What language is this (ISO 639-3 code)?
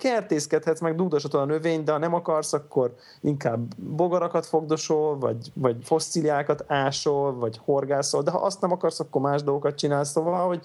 hun